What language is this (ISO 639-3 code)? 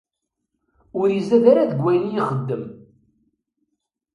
kab